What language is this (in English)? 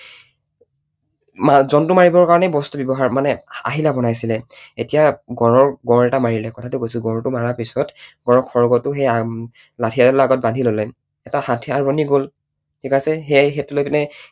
Assamese